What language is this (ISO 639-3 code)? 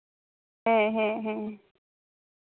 sat